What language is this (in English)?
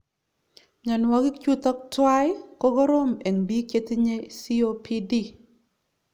Kalenjin